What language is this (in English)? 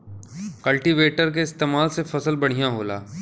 Bhojpuri